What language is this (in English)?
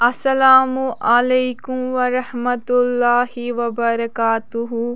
Kashmiri